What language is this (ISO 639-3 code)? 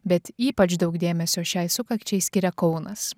lit